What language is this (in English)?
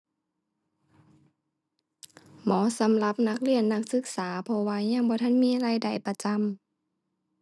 Thai